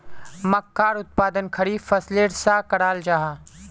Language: Magahi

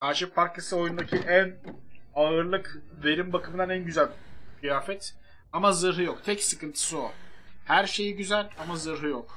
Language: Turkish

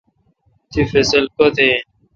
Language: Kalkoti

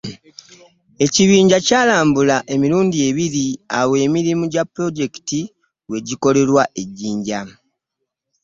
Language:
Ganda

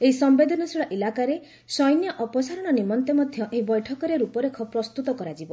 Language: Odia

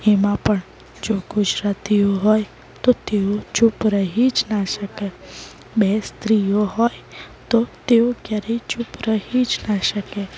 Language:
Gujarati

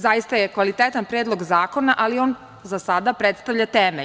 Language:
Serbian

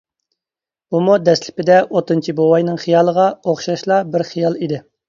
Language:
Uyghur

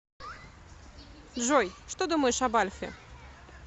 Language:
Russian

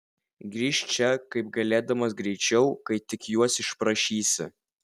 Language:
Lithuanian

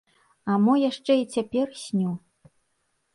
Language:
Belarusian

